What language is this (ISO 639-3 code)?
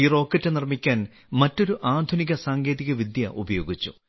mal